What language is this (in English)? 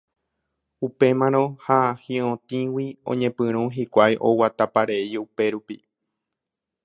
Guarani